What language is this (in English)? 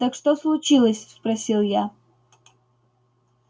Russian